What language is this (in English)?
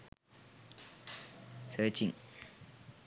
Sinhala